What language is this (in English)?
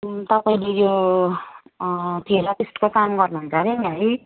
Nepali